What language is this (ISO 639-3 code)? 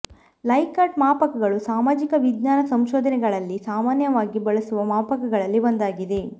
kan